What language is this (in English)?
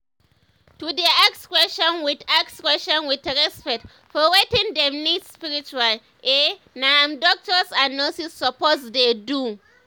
Nigerian Pidgin